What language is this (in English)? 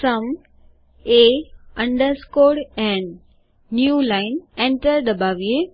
Gujarati